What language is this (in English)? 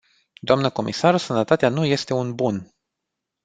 Romanian